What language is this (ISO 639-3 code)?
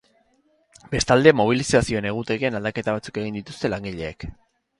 eus